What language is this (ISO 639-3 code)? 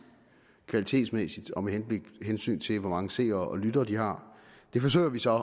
dan